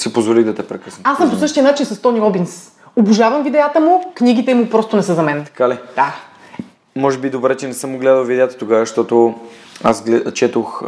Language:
Bulgarian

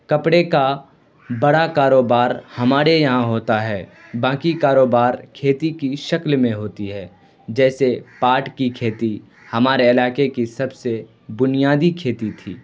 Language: Urdu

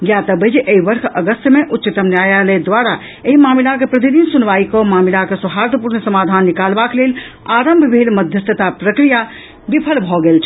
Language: Maithili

